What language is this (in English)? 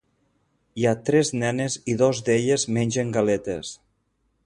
Catalan